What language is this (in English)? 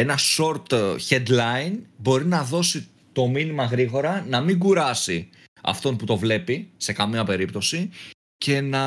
Greek